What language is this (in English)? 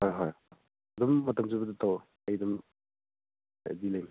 Manipuri